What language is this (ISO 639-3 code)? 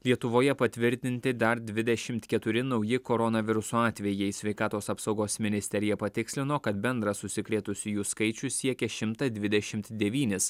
lit